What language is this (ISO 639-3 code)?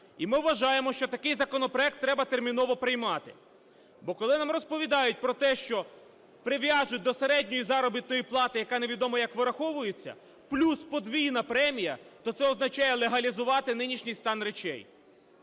ukr